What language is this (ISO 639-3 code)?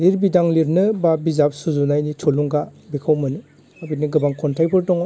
brx